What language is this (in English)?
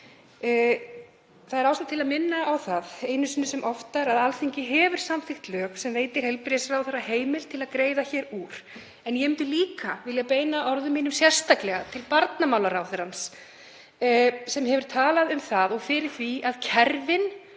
Icelandic